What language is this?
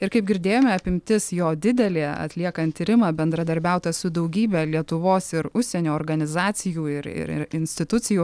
Lithuanian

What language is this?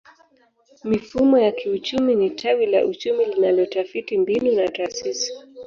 Swahili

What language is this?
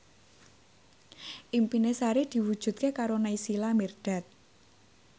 Javanese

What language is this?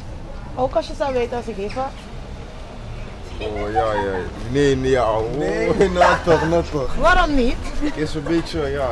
Dutch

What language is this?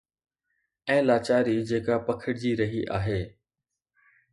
Sindhi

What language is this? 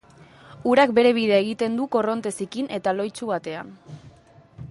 Basque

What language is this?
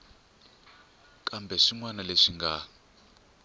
Tsonga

